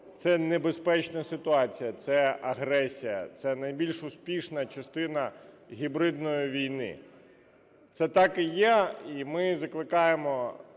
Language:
Ukrainian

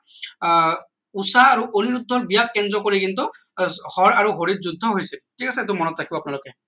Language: Assamese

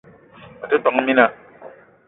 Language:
Eton (Cameroon)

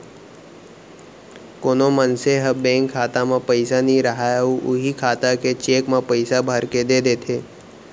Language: Chhattisgarhi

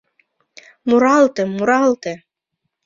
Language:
Mari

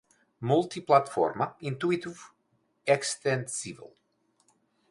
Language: Portuguese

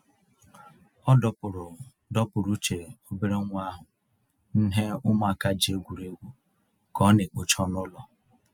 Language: Igbo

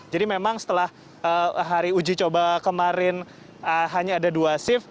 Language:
Indonesian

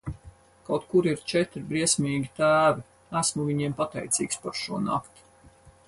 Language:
Latvian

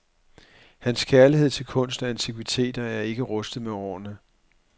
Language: Danish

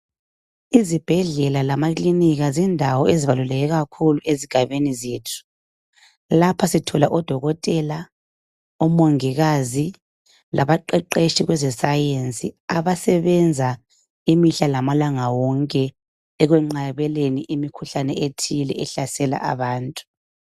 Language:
North Ndebele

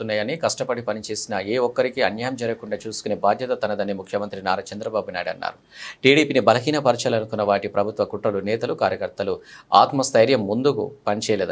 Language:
Telugu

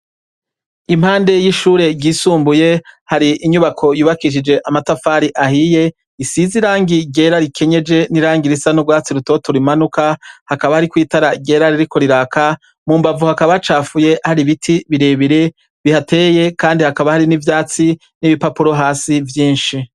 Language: Rundi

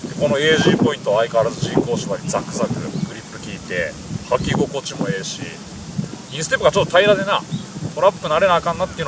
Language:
Japanese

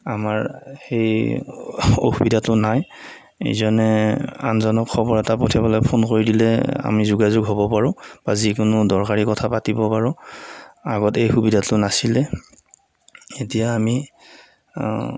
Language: Assamese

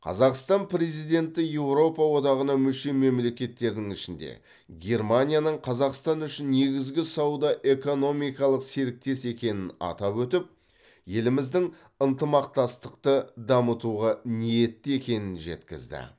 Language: Kazakh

